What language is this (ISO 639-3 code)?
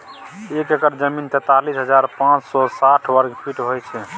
mai